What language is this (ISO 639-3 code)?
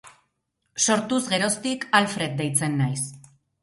eus